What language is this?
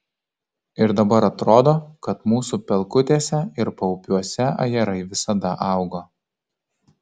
Lithuanian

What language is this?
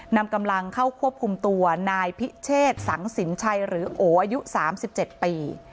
Thai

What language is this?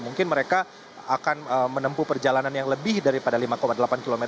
Indonesian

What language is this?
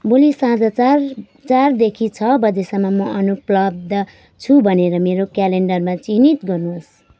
Nepali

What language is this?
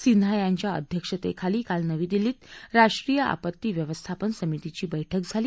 Marathi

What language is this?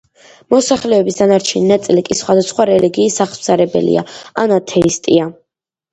Georgian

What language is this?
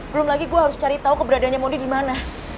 Indonesian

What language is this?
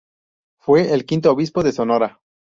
Spanish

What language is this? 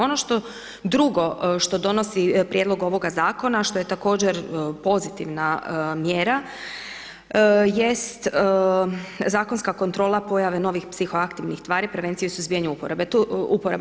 Croatian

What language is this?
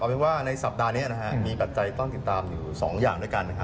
Thai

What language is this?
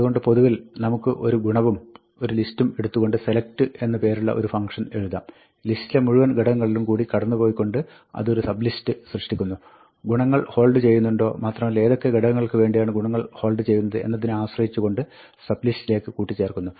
Malayalam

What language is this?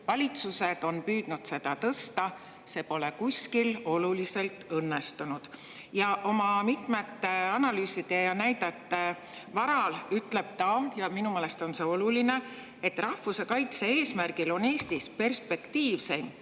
Estonian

